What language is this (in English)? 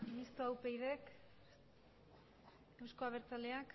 Basque